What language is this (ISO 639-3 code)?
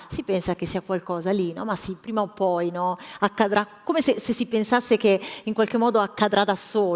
ita